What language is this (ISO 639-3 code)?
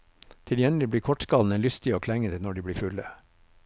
nor